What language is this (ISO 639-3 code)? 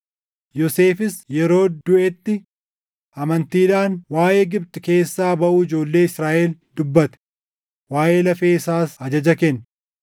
orm